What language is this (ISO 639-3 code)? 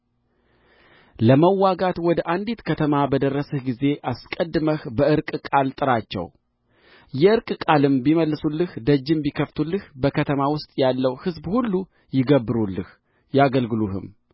amh